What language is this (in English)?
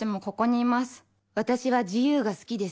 Japanese